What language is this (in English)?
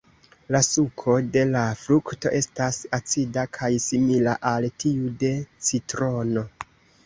Esperanto